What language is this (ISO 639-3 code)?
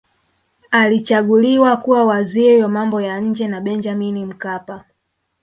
swa